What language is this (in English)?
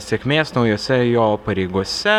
Lithuanian